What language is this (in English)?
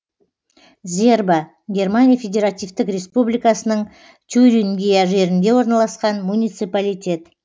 Kazakh